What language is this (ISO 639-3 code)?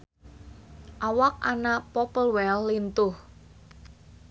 sun